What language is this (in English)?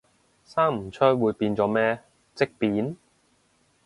Cantonese